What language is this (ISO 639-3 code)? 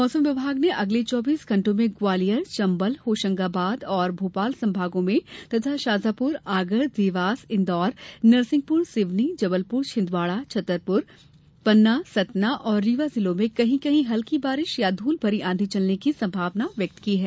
hin